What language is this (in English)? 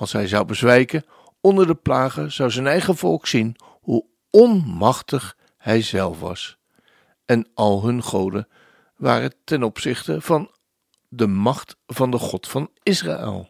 Dutch